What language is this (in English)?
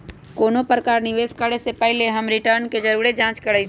Magahi